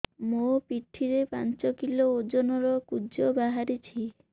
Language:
Odia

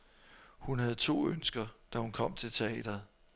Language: Danish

